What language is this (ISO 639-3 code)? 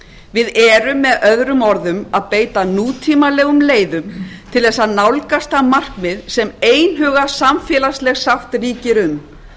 isl